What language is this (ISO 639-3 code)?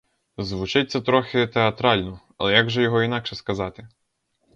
ukr